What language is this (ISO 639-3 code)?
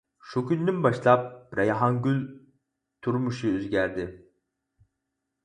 uig